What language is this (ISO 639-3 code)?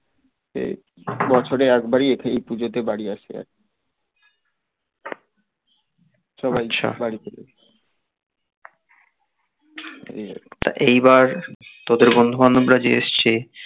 ben